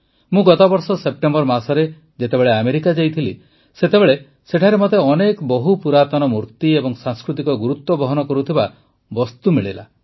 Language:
Odia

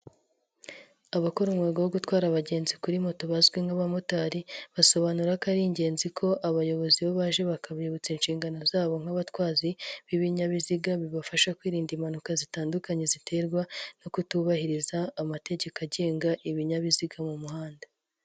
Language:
Kinyarwanda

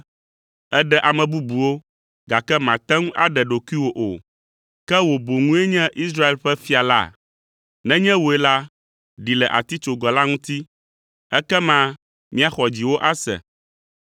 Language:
Ewe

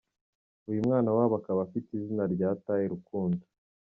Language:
Kinyarwanda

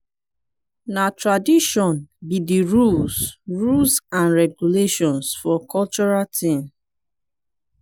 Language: Nigerian Pidgin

